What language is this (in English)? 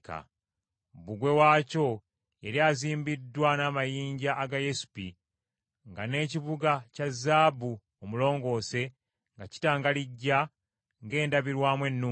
Ganda